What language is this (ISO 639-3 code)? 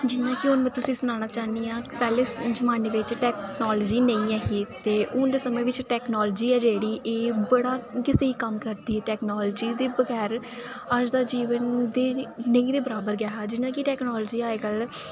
doi